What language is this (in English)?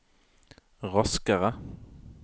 Norwegian